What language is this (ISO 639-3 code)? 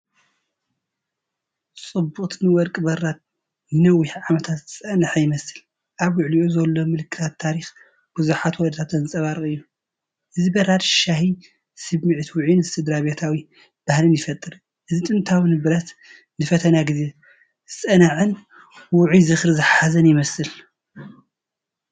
tir